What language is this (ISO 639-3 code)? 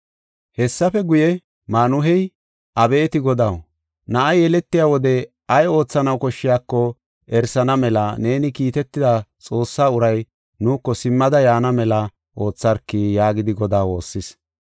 gof